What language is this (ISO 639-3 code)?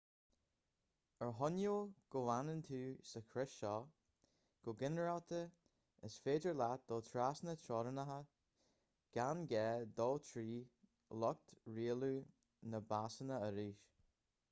gle